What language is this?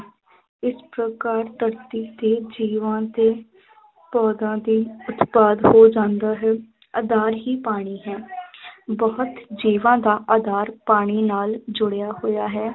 Punjabi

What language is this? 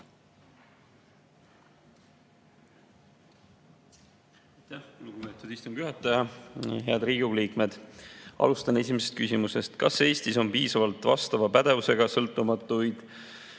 Estonian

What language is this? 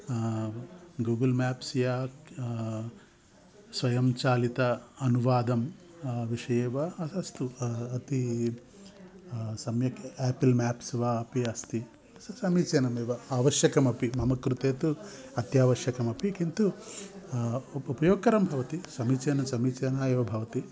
Sanskrit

